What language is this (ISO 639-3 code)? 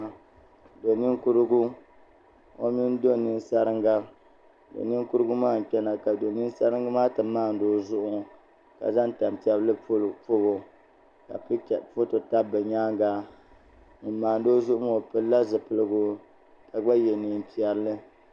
dag